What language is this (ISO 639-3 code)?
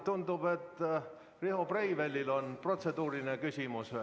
est